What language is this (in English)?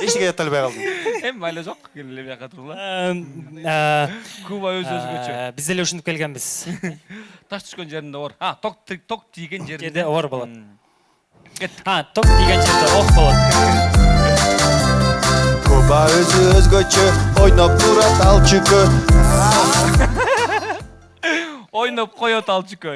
Turkish